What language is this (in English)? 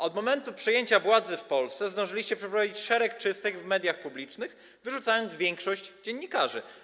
Polish